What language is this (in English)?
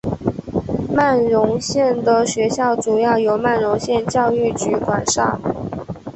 Chinese